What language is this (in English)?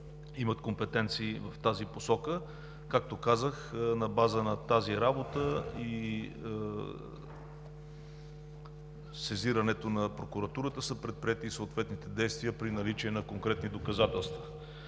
Bulgarian